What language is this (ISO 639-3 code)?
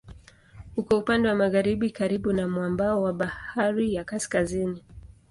swa